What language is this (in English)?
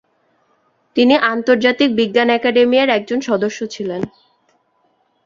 Bangla